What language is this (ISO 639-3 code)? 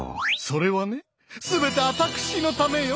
jpn